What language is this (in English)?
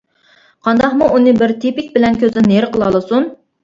Uyghur